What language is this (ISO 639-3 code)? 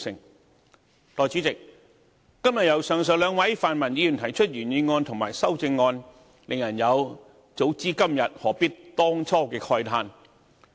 yue